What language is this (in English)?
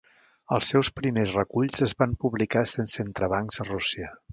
Catalan